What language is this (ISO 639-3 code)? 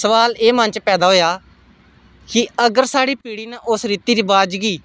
doi